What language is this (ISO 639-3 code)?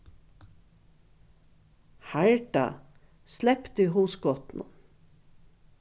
fao